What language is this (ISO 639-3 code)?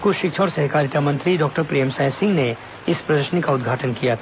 hin